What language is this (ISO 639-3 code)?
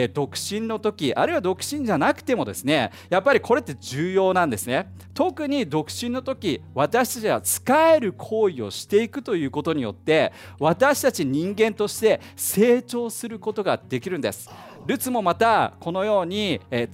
jpn